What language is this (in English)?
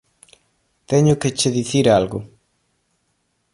Galician